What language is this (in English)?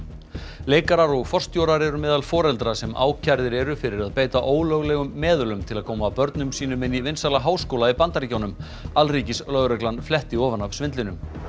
Icelandic